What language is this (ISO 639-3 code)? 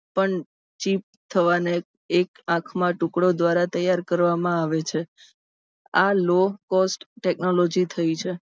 guj